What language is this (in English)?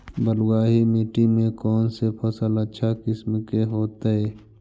Magahi